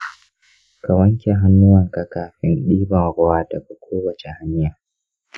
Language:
Hausa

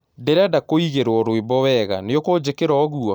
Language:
Kikuyu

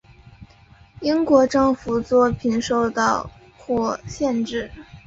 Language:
Chinese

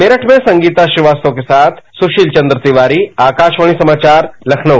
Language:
Hindi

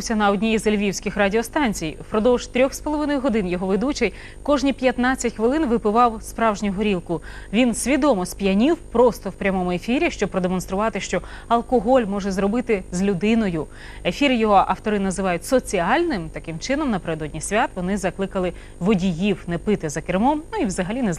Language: Ukrainian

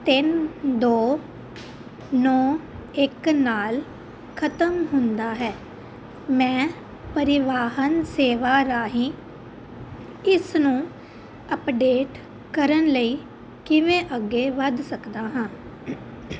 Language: Punjabi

